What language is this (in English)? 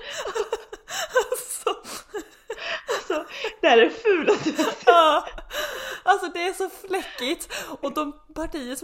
Swedish